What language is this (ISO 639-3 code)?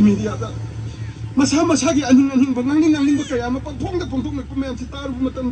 ara